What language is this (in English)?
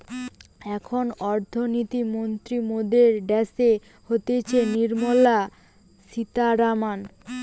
Bangla